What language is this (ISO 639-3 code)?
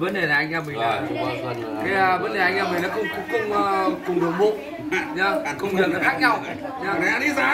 vie